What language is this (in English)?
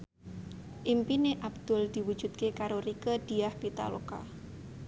Javanese